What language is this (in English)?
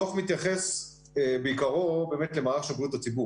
Hebrew